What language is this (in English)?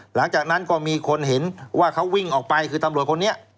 Thai